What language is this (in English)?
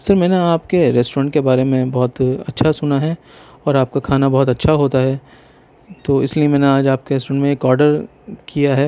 Urdu